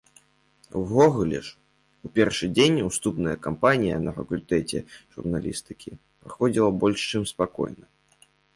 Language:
Belarusian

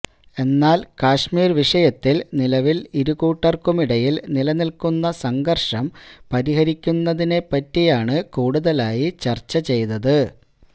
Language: Malayalam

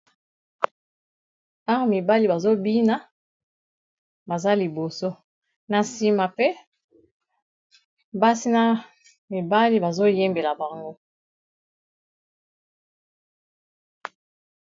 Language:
Lingala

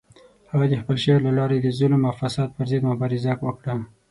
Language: Pashto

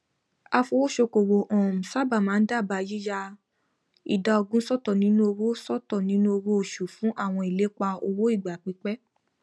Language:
Yoruba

